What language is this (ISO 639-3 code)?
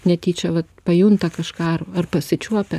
lit